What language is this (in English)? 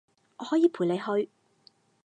Cantonese